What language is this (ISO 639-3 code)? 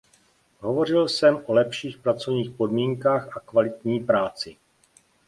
ces